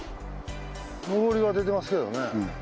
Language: Japanese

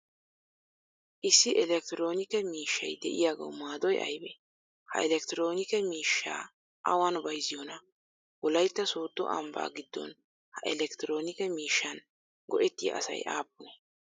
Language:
Wolaytta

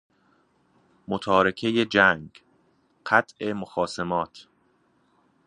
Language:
Persian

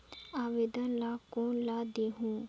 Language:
Chhattisgarhi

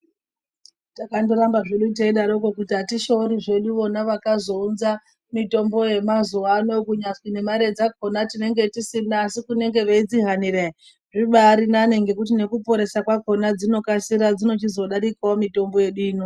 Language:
Ndau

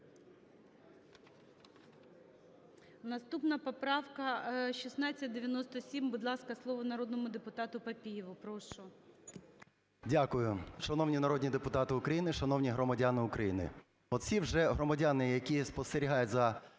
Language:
Ukrainian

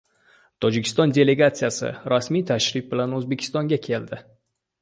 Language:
Uzbek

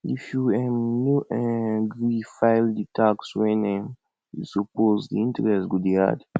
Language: Nigerian Pidgin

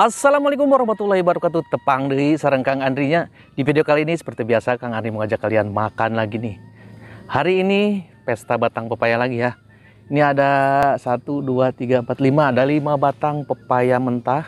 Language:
Indonesian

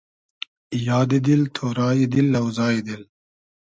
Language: Hazaragi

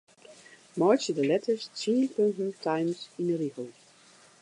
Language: Western Frisian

